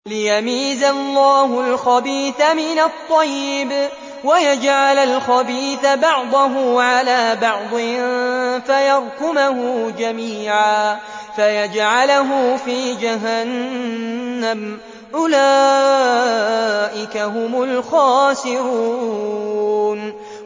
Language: Arabic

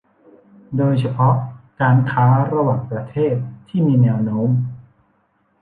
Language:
Thai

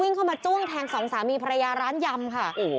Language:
Thai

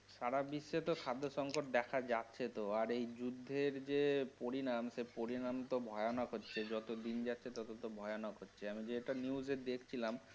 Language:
Bangla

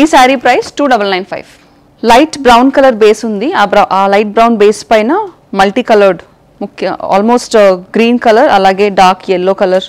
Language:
Telugu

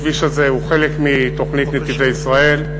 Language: Hebrew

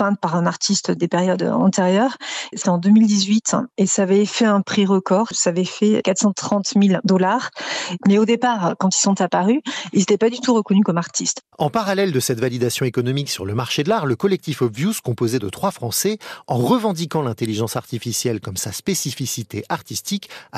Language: French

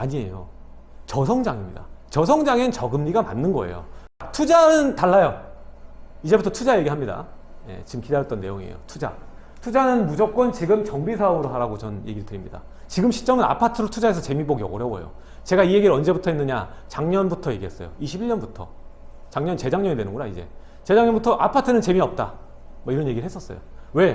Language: Korean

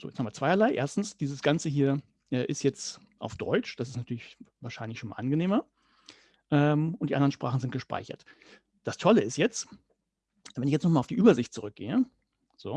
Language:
German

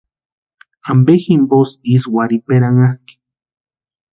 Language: Western Highland Purepecha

